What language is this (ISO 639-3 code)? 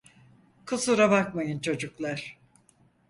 tur